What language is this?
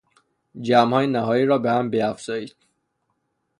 Persian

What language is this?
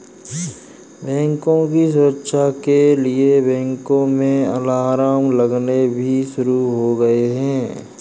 Hindi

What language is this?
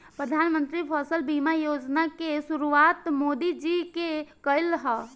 Bhojpuri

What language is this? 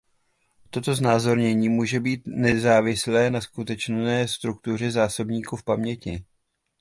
Czech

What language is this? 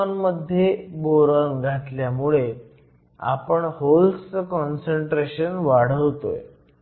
Marathi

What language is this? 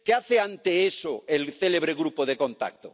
Spanish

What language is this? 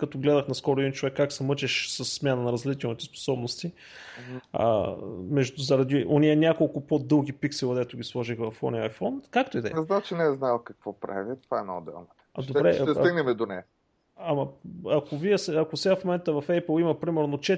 Bulgarian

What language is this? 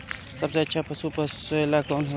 Bhojpuri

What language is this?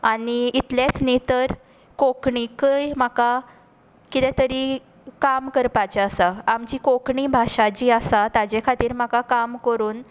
Konkani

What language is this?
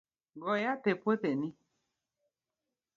Luo (Kenya and Tanzania)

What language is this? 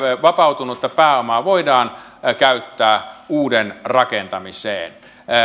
Finnish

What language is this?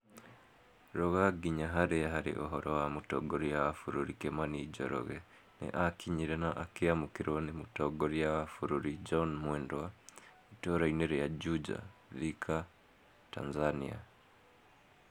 Kikuyu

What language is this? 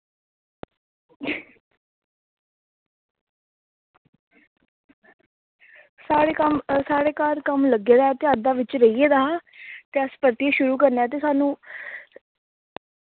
Dogri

